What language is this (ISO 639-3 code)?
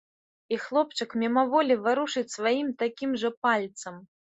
bel